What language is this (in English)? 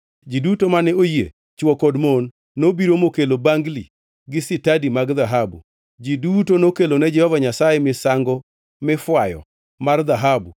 Luo (Kenya and Tanzania)